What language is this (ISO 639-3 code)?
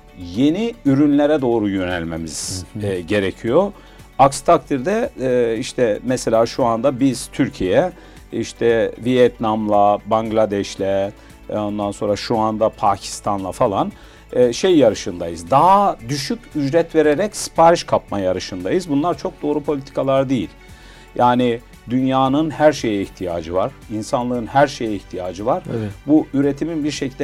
tur